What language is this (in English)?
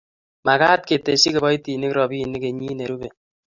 Kalenjin